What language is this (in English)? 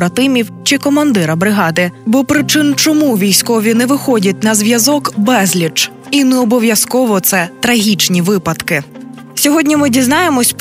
Ukrainian